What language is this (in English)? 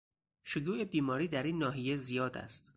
Persian